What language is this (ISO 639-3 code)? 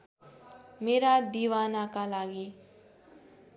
nep